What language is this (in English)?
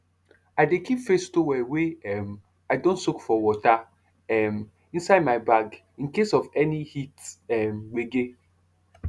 Nigerian Pidgin